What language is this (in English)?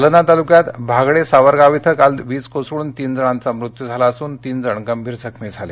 Marathi